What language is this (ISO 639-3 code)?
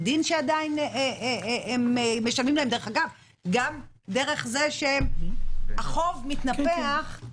heb